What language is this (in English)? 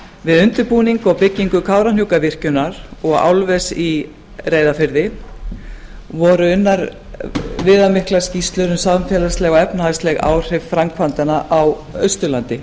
Icelandic